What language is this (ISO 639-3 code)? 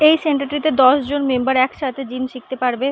ben